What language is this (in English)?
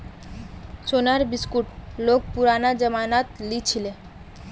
Magahi